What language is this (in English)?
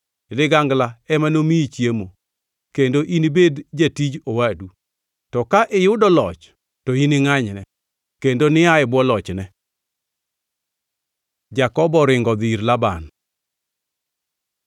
Luo (Kenya and Tanzania)